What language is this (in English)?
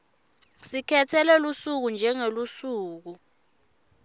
Swati